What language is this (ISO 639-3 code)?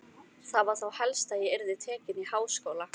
isl